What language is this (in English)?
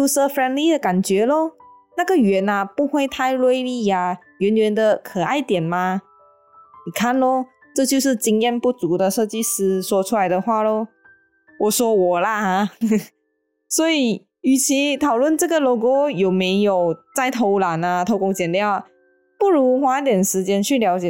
Chinese